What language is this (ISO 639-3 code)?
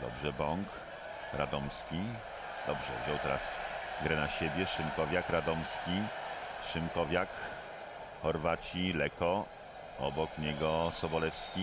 pol